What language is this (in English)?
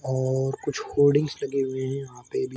Hindi